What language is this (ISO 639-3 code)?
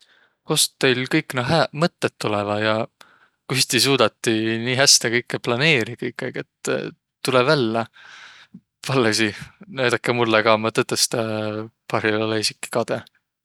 vro